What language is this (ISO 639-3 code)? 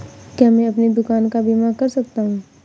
hin